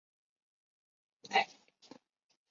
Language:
Chinese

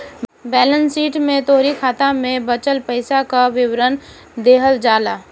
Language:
Bhojpuri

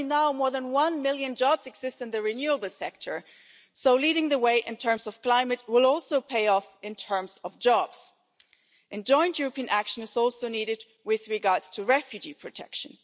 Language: English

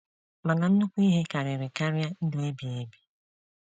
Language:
Igbo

